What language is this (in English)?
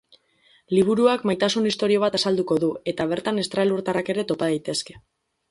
Basque